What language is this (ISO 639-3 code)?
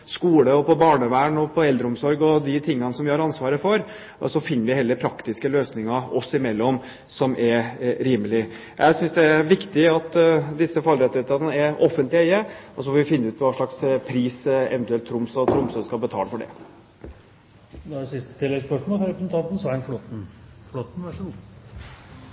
nor